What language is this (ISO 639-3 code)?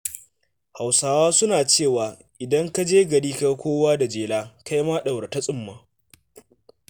hau